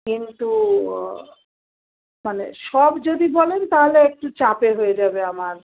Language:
Bangla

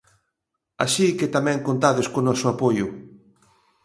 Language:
Galician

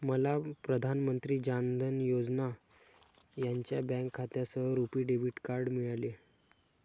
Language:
Marathi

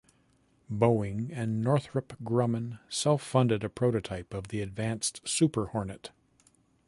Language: English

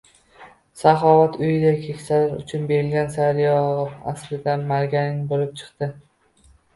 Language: Uzbek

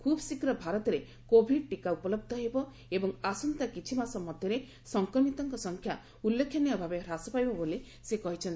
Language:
Odia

